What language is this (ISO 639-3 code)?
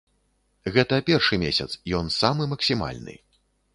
bel